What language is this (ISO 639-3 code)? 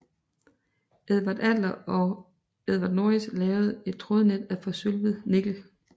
dan